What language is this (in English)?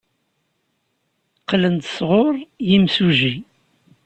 Kabyle